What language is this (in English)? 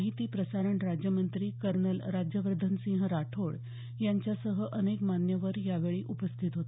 Marathi